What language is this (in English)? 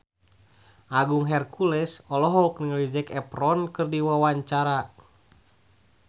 Sundanese